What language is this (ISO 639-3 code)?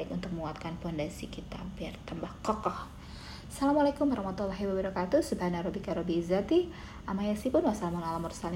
ind